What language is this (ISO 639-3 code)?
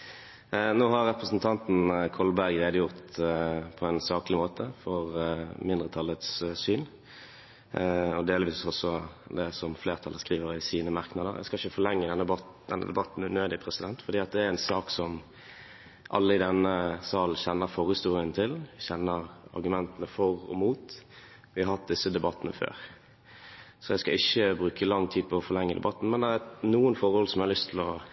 nob